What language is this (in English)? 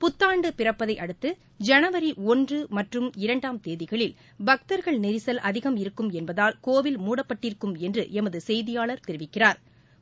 Tamil